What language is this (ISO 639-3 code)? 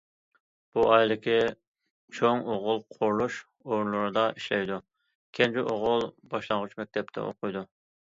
uig